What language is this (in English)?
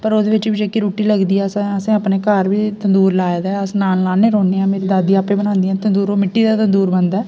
Dogri